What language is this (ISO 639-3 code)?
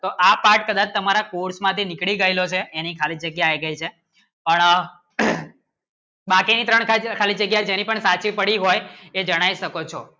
guj